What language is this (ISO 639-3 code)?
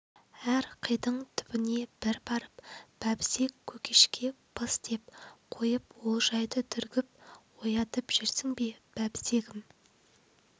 kaz